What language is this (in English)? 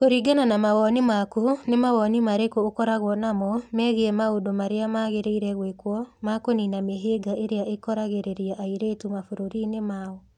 Kikuyu